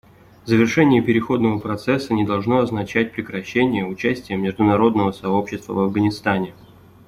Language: Russian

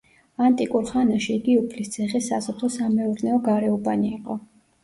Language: Georgian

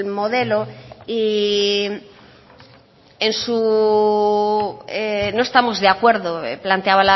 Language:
Spanish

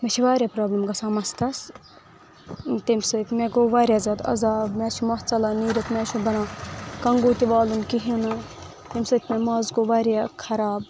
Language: Kashmiri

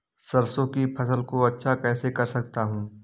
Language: Hindi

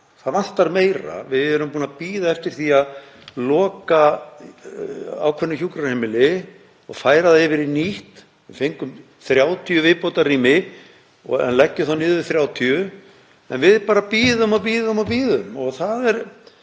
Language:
Icelandic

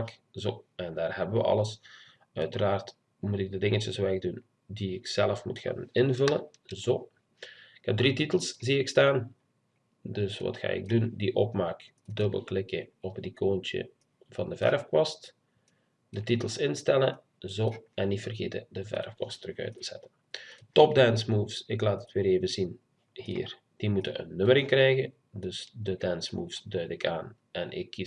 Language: Dutch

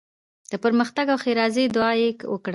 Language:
Pashto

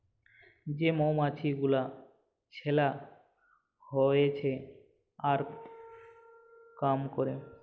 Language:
Bangla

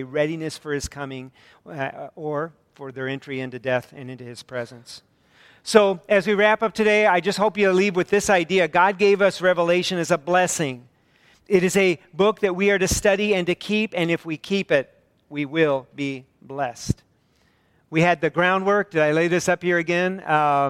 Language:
English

